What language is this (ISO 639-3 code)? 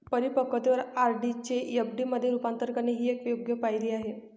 mar